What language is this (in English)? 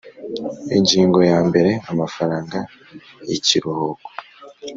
Kinyarwanda